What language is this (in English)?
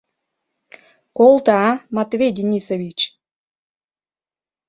Mari